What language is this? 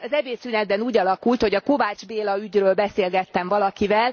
Hungarian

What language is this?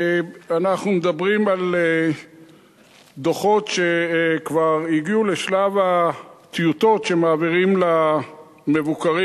Hebrew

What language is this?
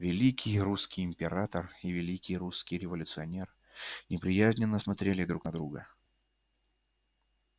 Russian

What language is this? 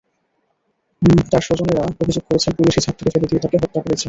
Bangla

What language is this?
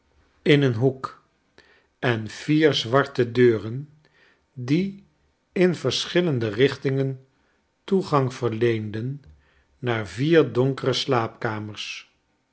Dutch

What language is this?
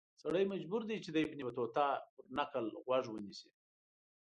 Pashto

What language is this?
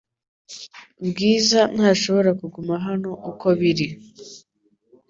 Kinyarwanda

